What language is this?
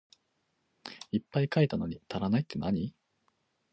Japanese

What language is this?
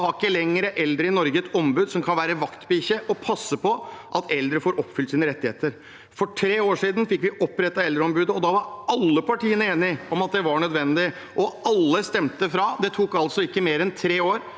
Norwegian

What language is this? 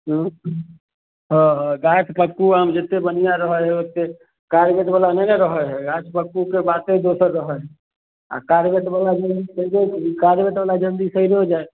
Maithili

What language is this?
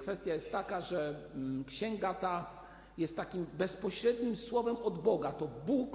Polish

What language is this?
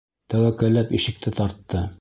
Bashkir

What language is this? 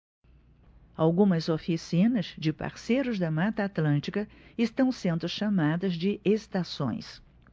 Portuguese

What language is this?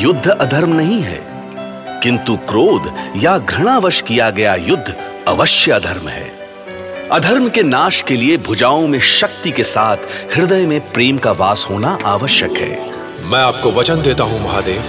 Hindi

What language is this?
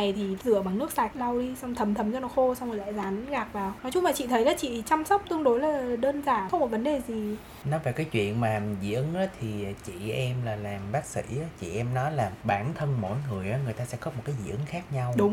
Vietnamese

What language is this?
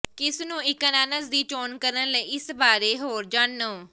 Punjabi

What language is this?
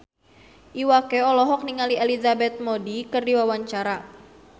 Sundanese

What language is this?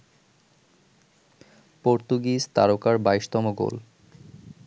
Bangla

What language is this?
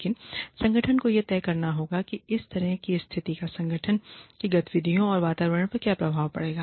Hindi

